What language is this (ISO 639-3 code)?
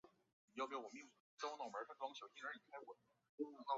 zho